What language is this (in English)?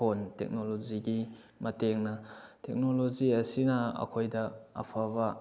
Manipuri